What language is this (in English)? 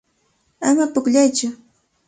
Cajatambo North Lima Quechua